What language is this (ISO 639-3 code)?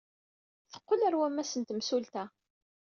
kab